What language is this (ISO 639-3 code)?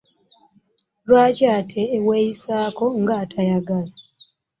lug